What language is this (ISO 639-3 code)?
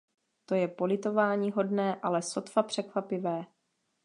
ces